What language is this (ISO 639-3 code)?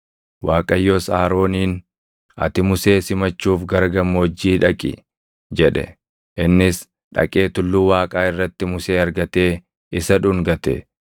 orm